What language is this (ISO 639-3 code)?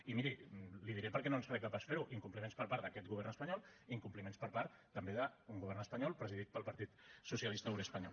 cat